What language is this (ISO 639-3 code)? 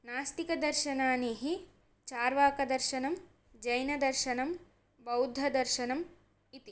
san